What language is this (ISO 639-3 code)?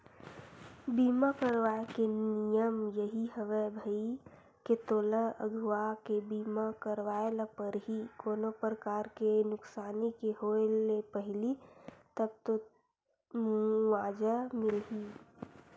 hne